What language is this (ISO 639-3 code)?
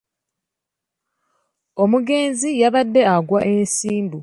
lug